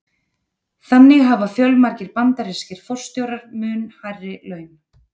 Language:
Icelandic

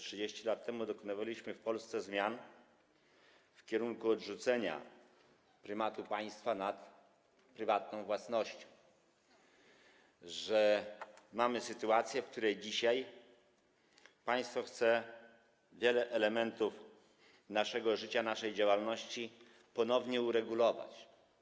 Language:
Polish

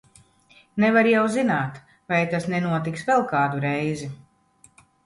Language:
Latvian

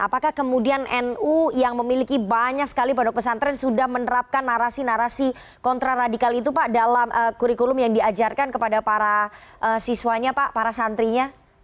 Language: Indonesian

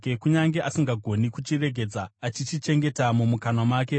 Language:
Shona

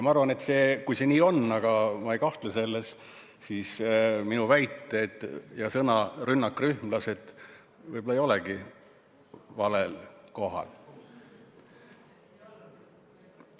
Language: Estonian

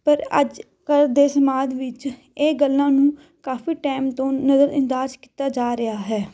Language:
Punjabi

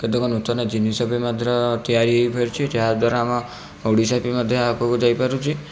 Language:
Odia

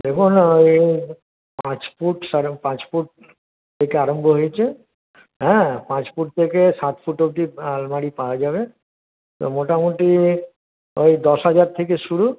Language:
Bangla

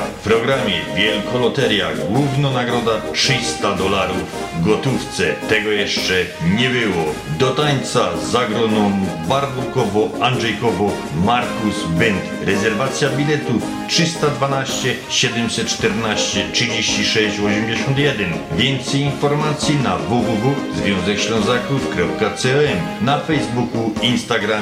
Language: Polish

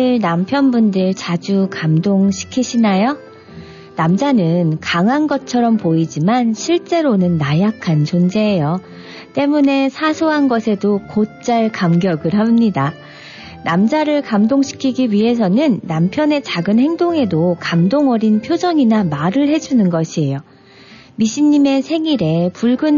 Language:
Korean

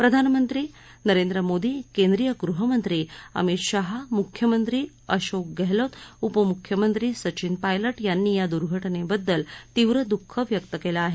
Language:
Marathi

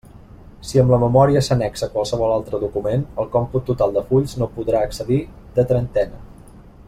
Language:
Catalan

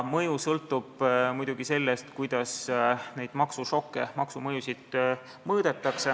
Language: Estonian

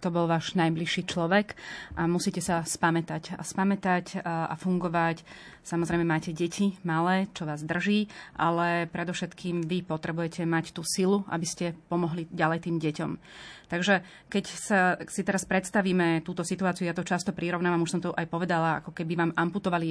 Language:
Slovak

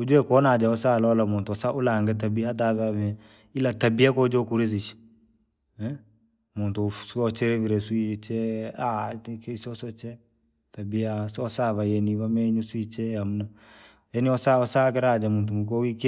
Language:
Langi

